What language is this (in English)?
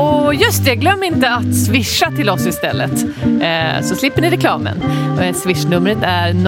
Swedish